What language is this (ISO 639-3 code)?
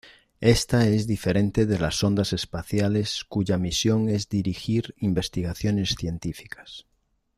spa